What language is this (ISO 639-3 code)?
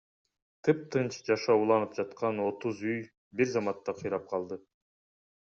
kir